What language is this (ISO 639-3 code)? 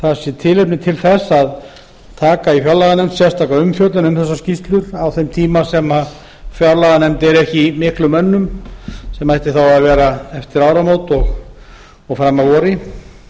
isl